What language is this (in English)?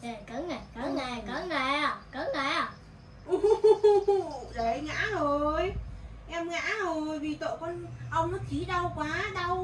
Vietnamese